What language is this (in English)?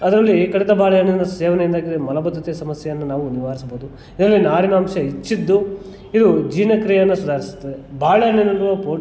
Kannada